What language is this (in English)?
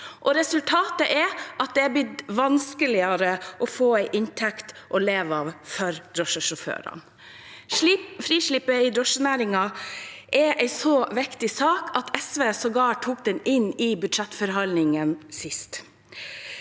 Norwegian